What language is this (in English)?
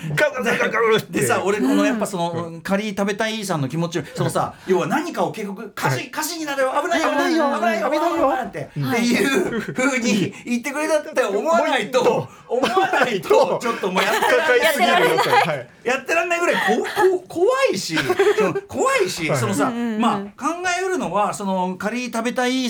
Japanese